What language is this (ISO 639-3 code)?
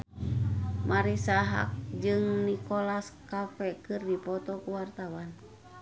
sun